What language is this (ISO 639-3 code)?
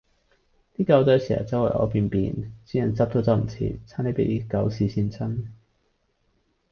yue